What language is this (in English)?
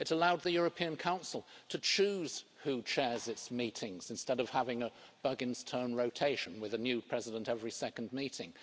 English